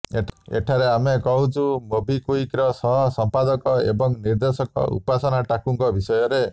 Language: Odia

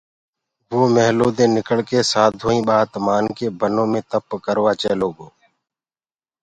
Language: Gurgula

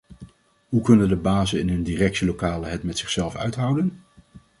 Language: Dutch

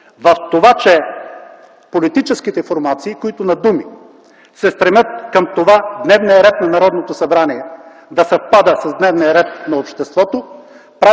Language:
Bulgarian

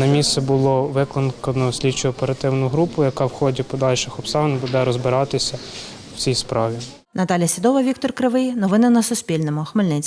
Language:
Ukrainian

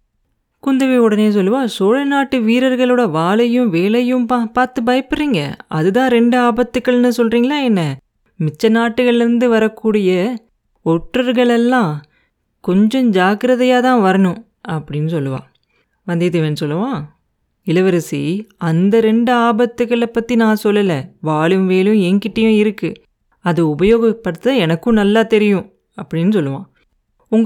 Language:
Tamil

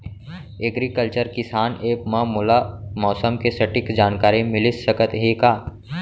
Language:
Chhattisgarhi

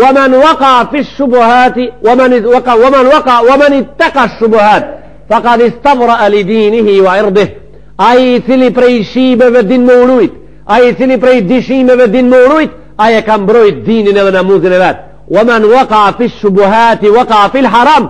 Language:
Arabic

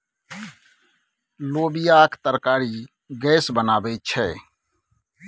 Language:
Maithili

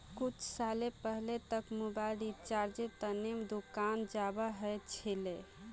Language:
Magahi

